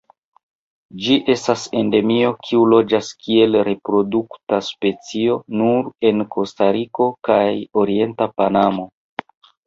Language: Esperanto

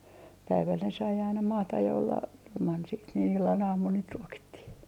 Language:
Finnish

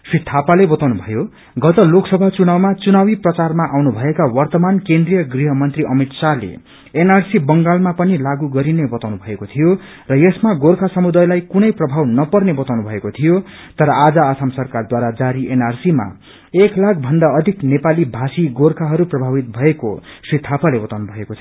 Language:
Nepali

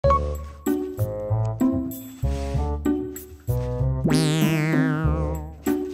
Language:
Japanese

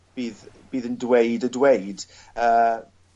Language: Welsh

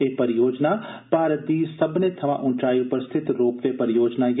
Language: Dogri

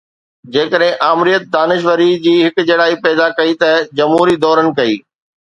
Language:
Sindhi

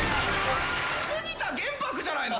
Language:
Japanese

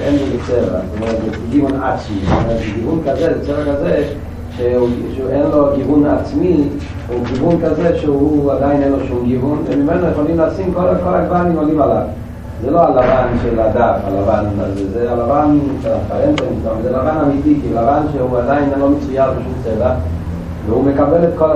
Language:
Hebrew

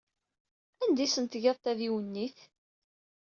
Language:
Kabyle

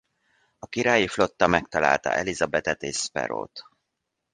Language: Hungarian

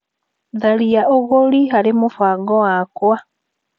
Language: Kikuyu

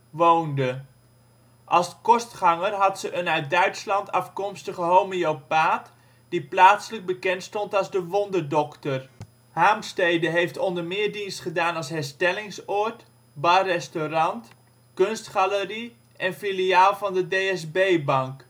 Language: Dutch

